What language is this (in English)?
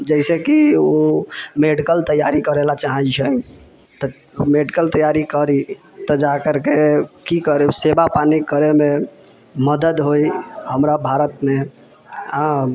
Maithili